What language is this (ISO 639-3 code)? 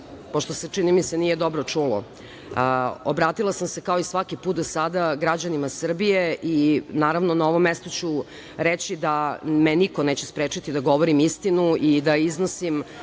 srp